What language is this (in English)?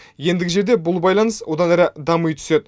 Kazakh